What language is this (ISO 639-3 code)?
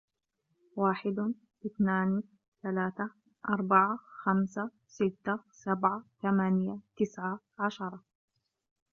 ara